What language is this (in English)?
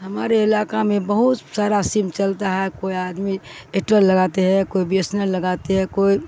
Urdu